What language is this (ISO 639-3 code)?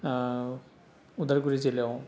brx